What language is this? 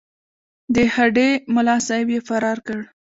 Pashto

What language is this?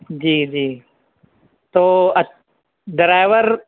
Urdu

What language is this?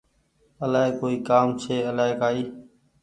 Goaria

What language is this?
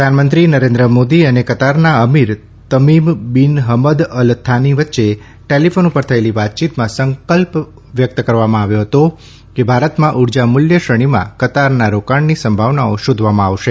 Gujarati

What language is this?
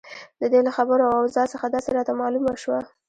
Pashto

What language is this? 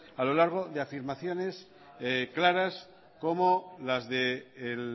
Spanish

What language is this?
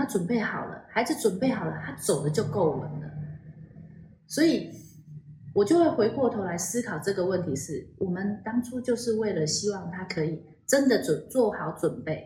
Chinese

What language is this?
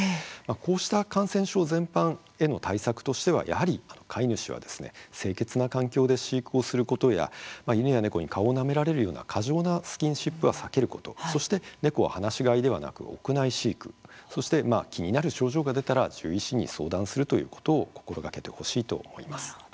Japanese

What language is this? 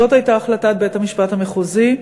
Hebrew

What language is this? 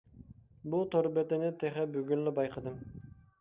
Uyghur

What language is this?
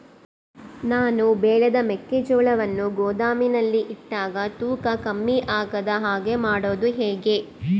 Kannada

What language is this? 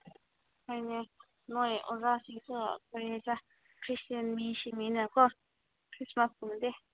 Manipuri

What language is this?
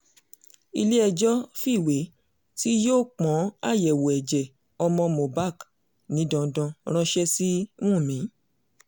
Yoruba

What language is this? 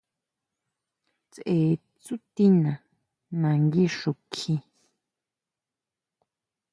Huautla Mazatec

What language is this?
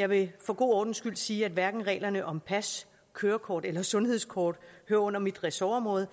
Danish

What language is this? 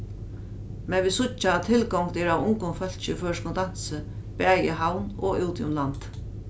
Faroese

